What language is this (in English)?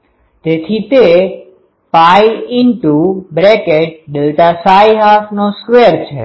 Gujarati